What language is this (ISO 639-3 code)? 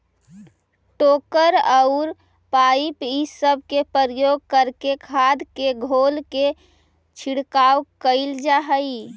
mag